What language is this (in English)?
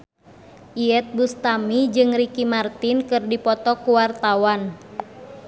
Sundanese